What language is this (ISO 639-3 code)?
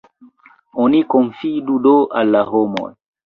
epo